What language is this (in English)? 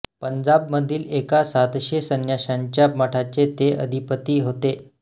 Marathi